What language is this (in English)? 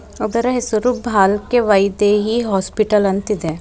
Kannada